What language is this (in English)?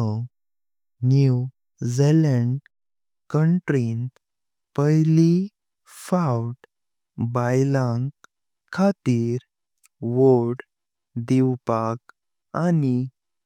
Konkani